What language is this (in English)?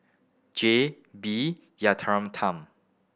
English